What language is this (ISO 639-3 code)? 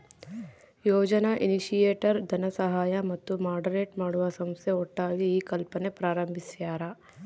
kan